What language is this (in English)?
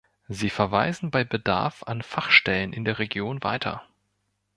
German